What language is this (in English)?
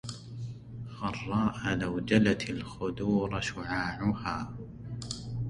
Arabic